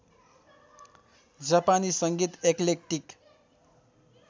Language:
Nepali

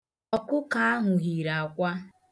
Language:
Igbo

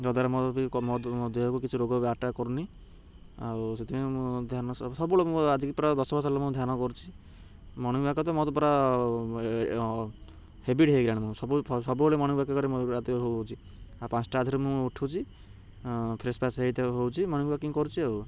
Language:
Odia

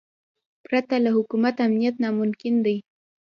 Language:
Pashto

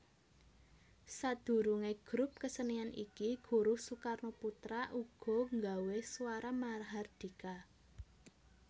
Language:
Javanese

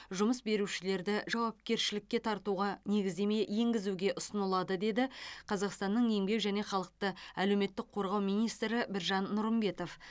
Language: Kazakh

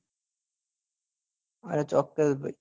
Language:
Gujarati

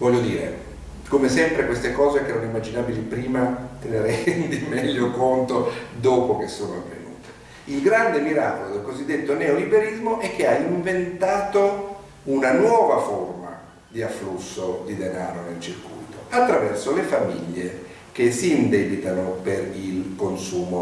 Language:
Italian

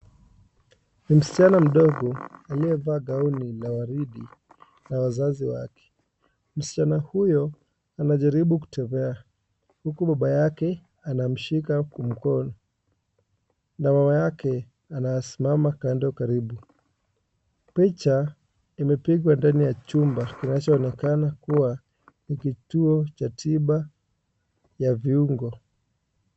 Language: Swahili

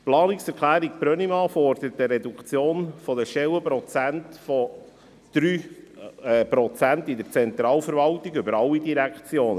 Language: Swiss German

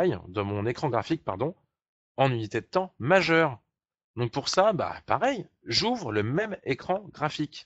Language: French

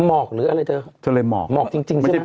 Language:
Thai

